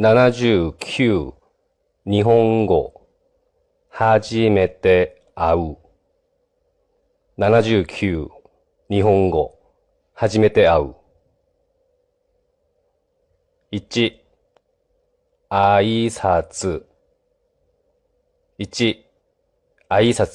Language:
Japanese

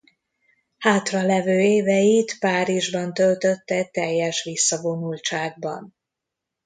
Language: Hungarian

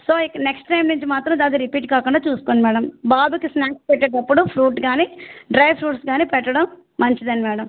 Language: Telugu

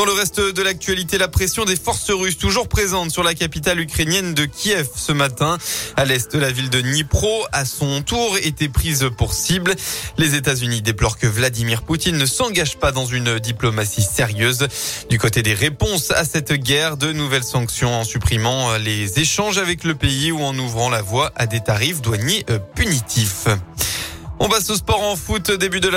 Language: French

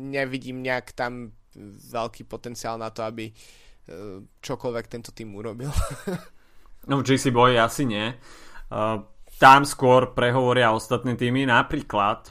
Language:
Slovak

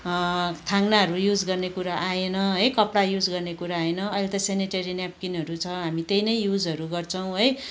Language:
Nepali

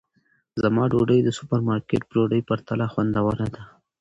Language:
Pashto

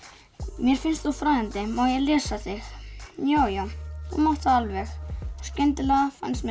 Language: Icelandic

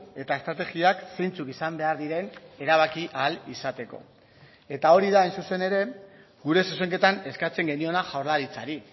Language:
Basque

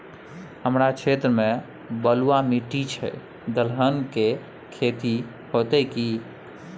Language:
Maithili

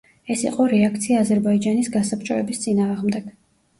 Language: Georgian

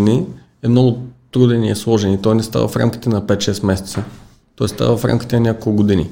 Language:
Bulgarian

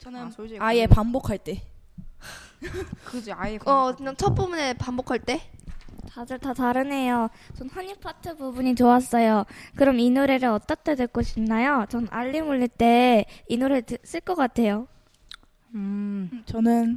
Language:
Korean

